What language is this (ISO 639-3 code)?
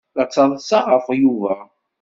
kab